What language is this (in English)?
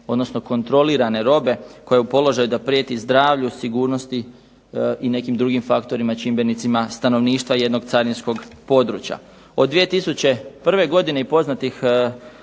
Croatian